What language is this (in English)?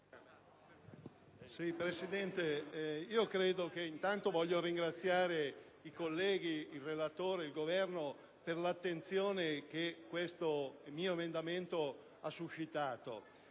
Italian